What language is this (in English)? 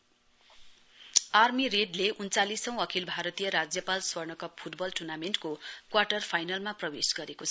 Nepali